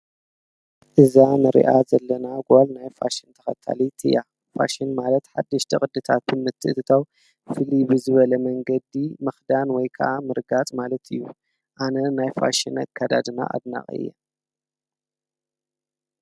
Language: Tigrinya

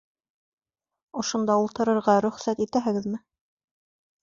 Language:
Bashkir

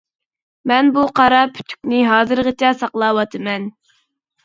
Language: Uyghur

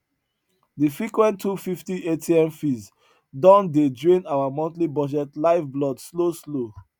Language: Nigerian Pidgin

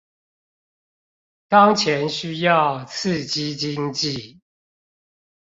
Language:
Chinese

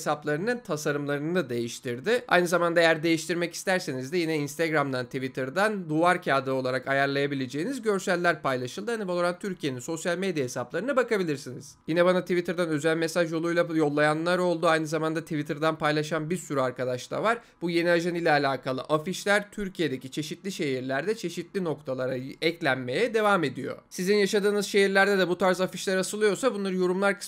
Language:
Turkish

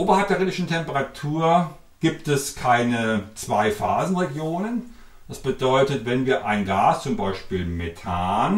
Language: German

